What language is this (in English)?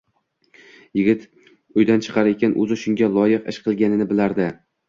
Uzbek